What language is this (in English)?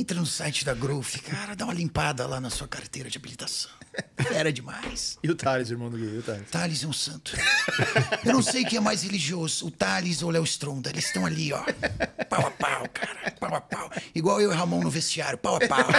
Portuguese